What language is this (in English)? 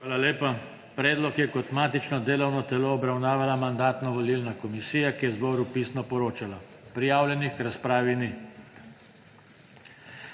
Slovenian